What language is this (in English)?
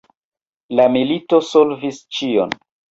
Esperanto